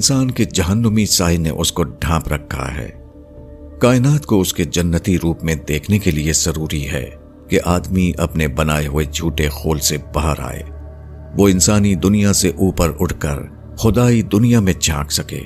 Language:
Urdu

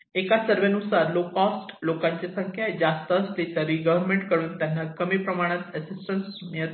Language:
Marathi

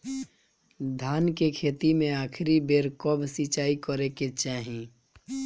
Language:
Bhojpuri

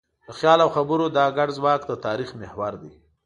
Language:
Pashto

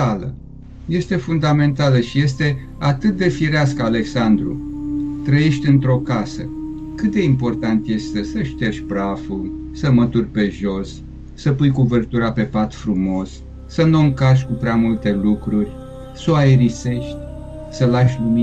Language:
Romanian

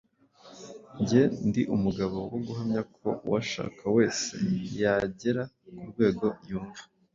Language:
Kinyarwanda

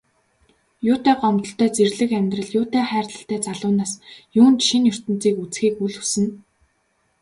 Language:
Mongolian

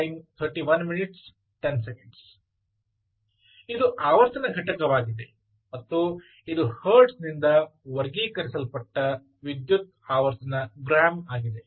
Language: Kannada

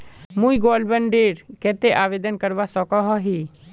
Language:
Magahi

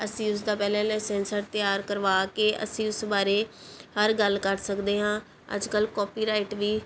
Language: Punjabi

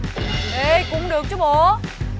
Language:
Vietnamese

